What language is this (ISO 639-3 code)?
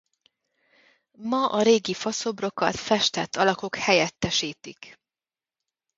hun